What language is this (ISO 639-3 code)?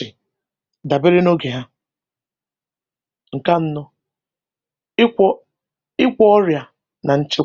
ibo